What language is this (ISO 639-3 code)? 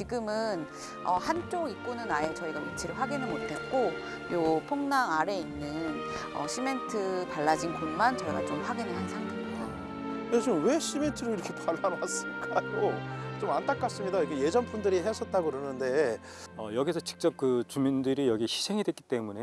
kor